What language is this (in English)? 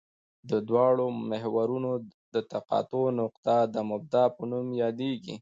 Pashto